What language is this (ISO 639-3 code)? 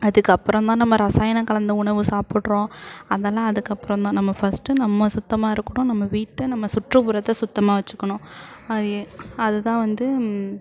tam